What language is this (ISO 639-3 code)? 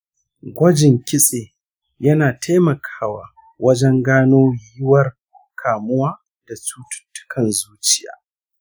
hau